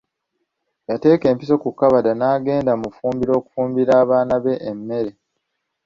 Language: Ganda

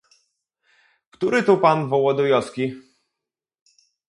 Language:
Polish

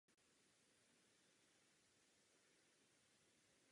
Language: Czech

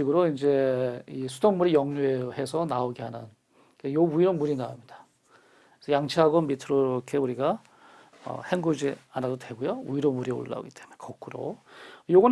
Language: Korean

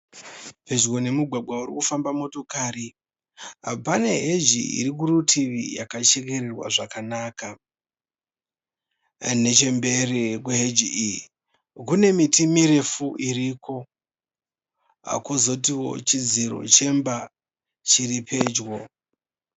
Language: Shona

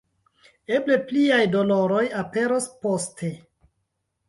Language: Esperanto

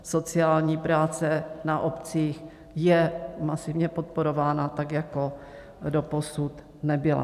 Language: Czech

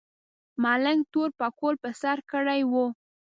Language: Pashto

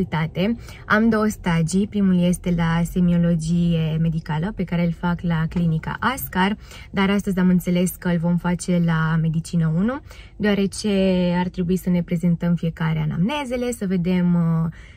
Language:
Romanian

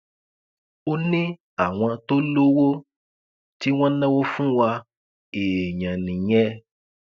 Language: Yoruba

